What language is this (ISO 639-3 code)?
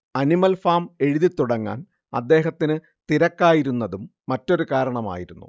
mal